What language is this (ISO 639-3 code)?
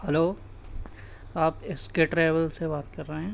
urd